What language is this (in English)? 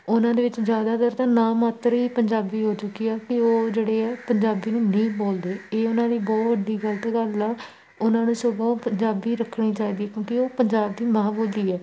Punjabi